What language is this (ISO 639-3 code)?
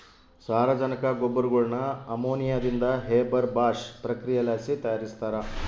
kan